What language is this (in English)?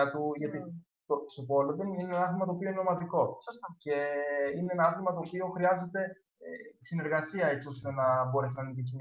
Greek